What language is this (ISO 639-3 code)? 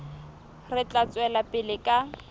sot